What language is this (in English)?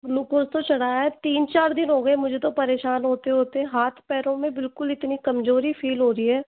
Hindi